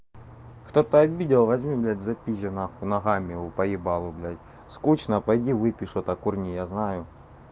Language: Russian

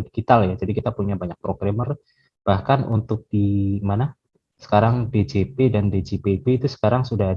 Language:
Indonesian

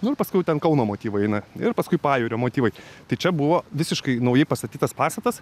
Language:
Lithuanian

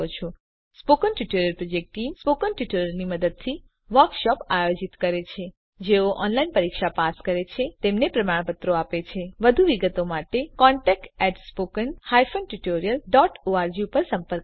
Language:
Gujarati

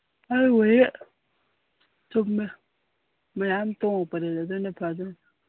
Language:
Manipuri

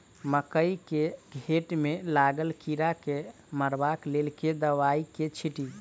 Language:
Maithili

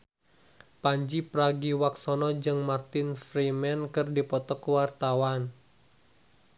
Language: Sundanese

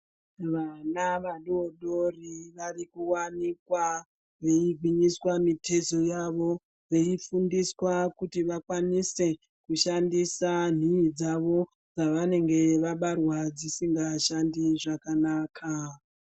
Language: Ndau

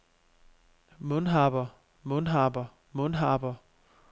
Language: Danish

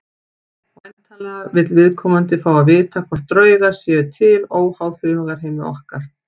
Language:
Icelandic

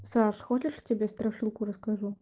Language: Russian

